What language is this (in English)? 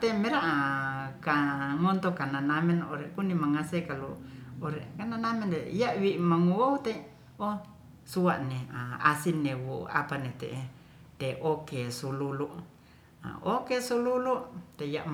Ratahan